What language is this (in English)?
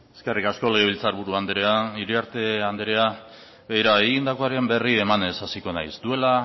Basque